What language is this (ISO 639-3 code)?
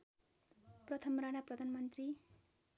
nep